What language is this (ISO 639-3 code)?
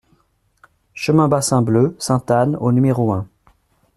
fra